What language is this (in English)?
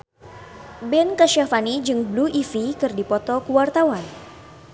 Sundanese